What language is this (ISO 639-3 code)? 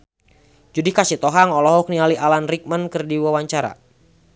sun